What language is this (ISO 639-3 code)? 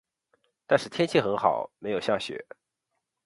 zho